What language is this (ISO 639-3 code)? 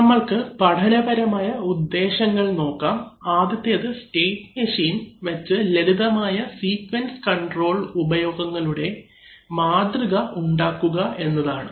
mal